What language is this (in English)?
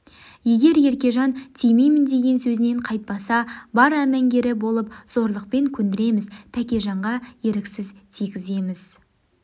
Kazakh